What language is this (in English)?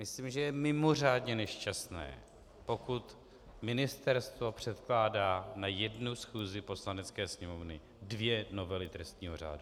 Czech